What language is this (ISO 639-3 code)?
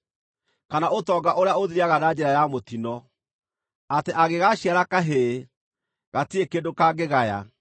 kik